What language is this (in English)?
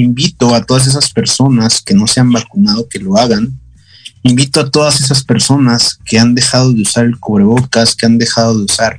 Spanish